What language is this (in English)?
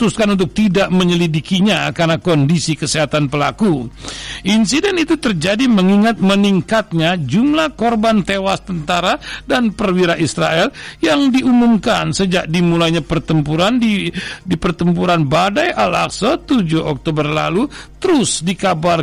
Indonesian